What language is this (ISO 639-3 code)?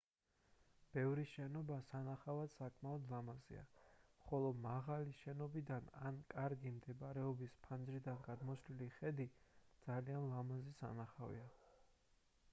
kat